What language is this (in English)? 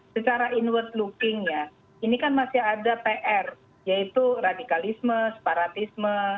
Indonesian